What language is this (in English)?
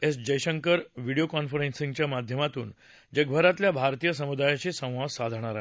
Marathi